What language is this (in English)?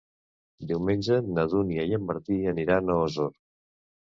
Catalan